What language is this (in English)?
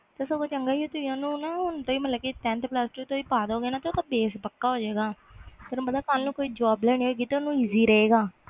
Punjabi